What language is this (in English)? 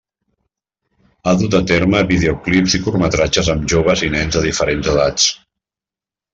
Catalan